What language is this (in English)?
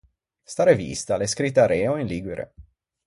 Ligurian